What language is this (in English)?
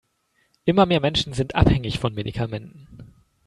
German